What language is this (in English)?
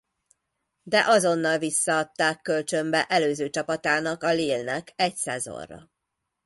Hungarian